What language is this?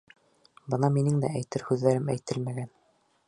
Bashkir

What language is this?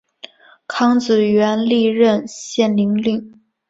Chinese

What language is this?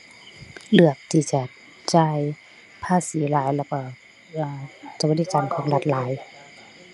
Thai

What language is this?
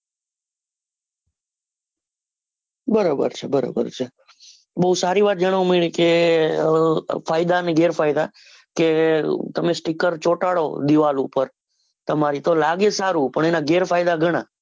Gujarati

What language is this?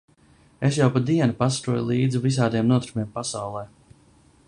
Latvian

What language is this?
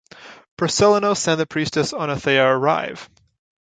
English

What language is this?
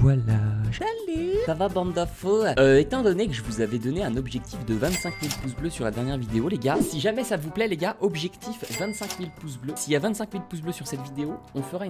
French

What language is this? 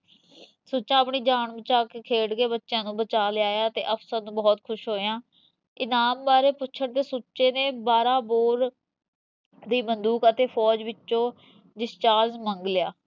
Punjabi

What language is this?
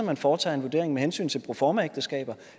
Danish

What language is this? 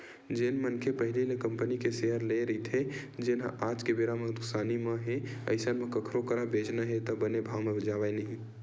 Chhattisgarhi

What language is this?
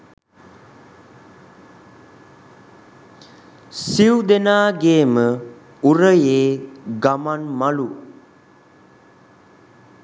Sinhala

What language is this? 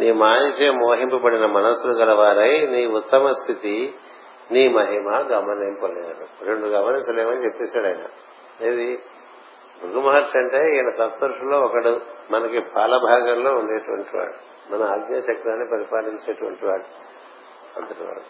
Telugu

